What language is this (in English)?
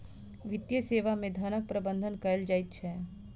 Maithili